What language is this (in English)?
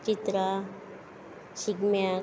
Konkani